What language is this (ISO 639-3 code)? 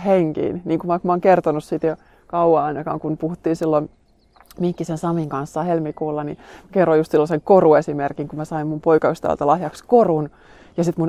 fin